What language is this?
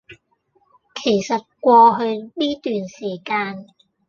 Cantonese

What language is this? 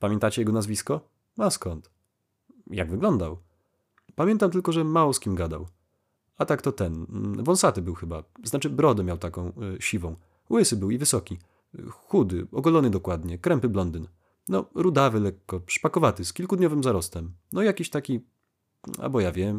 Polish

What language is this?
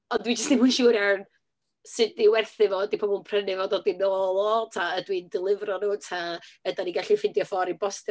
Welsh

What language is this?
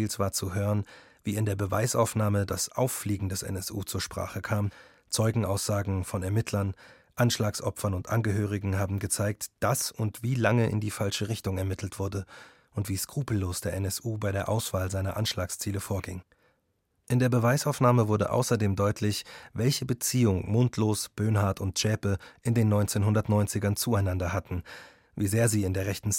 German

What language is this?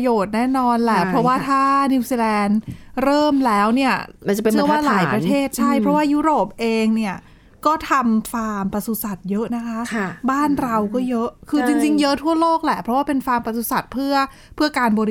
Thai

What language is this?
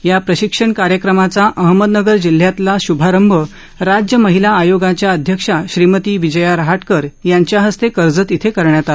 Marathi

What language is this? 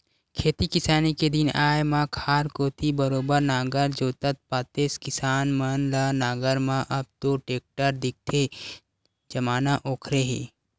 Chhattisgarhi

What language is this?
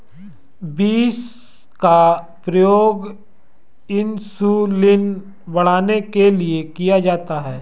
Hindi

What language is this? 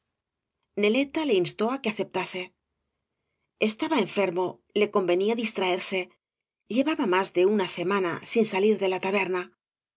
Spanish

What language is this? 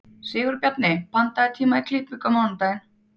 Icelandic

